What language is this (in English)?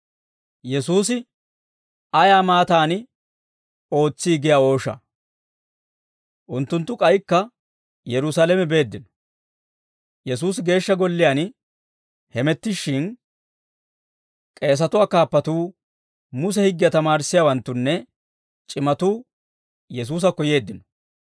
Dawro